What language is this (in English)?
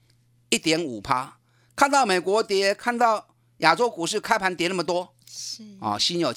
Chinese